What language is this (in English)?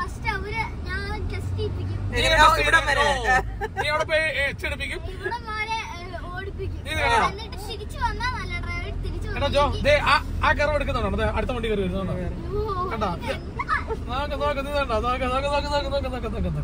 Malayalam